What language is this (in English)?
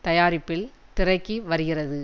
Tamil